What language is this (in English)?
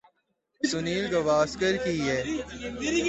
Urdu